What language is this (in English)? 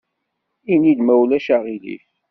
Kabyle